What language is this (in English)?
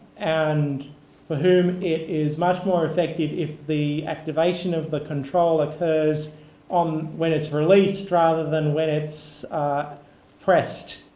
English